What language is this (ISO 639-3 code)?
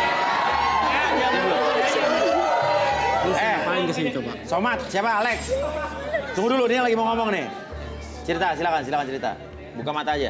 ind